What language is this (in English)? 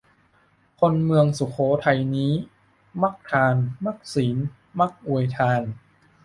Thai